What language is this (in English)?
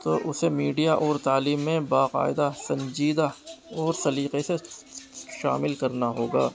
Urdu